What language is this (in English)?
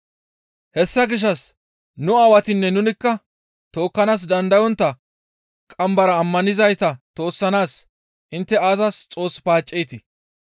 Gamo